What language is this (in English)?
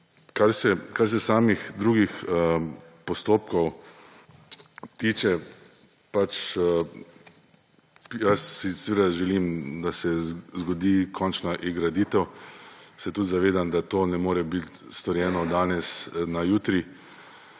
Slovenian